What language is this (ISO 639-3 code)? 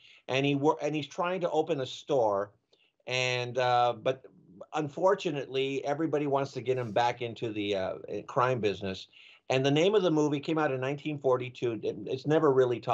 eng